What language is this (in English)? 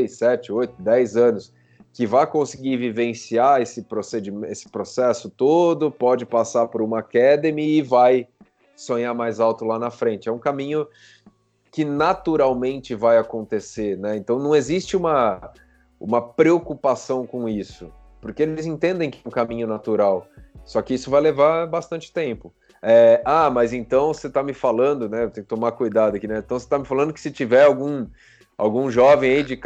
Portuguese